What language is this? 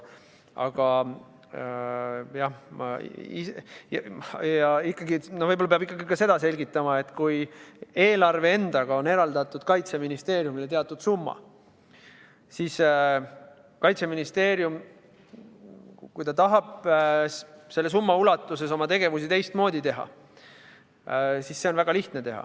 Estonian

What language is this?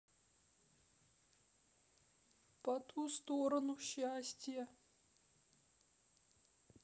Russian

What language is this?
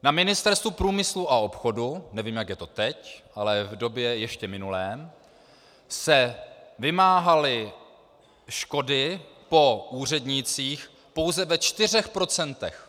Czech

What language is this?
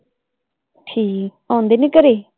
Punjabi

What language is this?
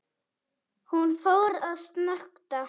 Icelandic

